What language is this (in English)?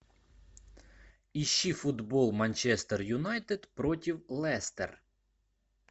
Russian